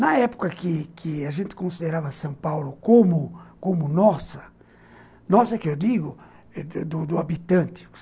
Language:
Portuguese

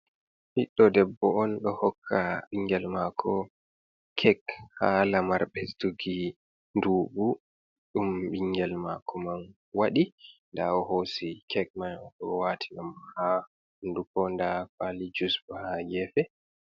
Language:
Fula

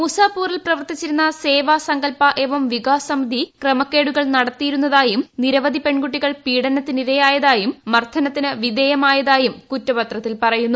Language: Malayalam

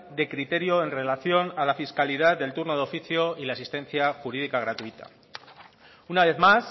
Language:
Spanish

